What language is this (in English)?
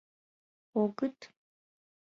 Mari